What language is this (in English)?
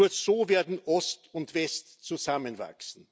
German